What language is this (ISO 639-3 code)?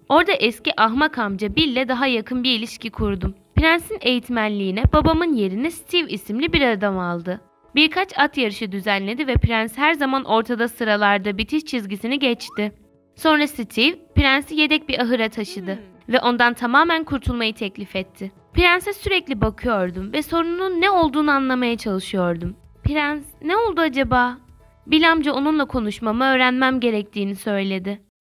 tur